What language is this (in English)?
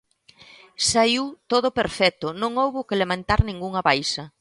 Galician